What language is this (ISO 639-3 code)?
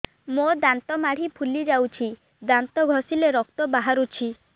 ori